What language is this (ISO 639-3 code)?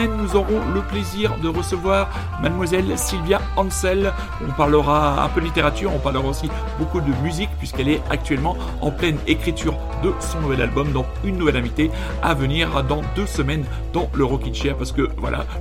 fra